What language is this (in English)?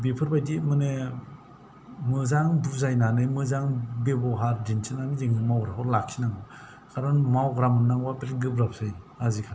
Bodo